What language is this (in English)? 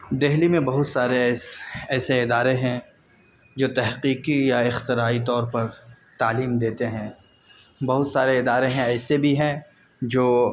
Urdu